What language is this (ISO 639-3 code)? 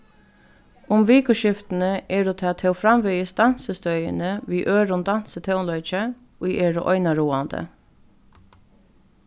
fao